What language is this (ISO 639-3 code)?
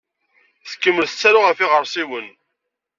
kab